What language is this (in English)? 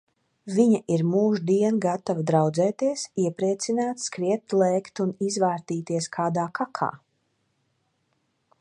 Latvian